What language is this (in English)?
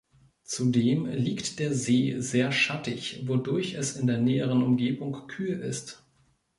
German